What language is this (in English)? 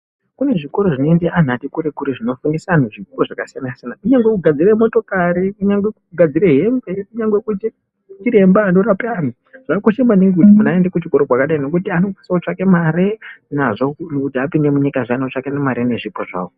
Ndau